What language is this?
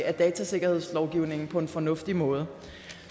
Danish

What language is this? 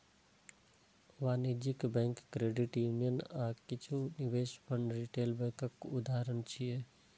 Maithili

